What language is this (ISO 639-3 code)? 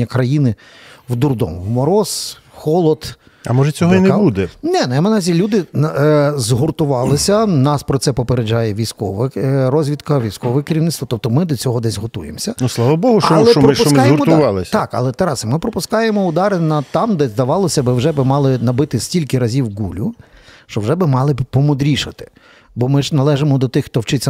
ukr